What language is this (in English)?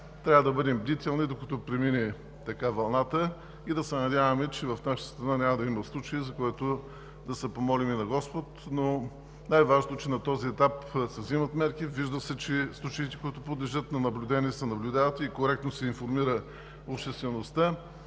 Bulgarian